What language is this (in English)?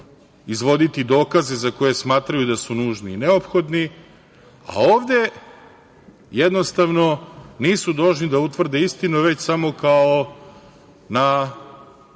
Serbian